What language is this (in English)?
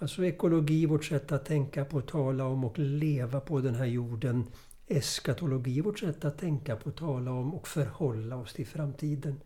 Swedish